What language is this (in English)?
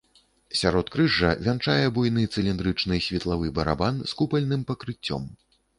Belarusian